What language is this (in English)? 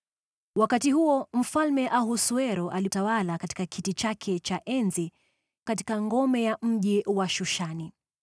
Swahili